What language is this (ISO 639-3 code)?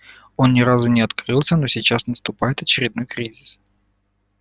rus